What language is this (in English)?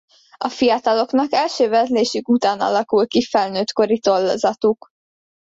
Hungarian